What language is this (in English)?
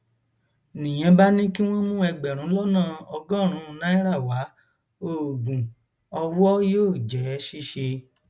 Yoruba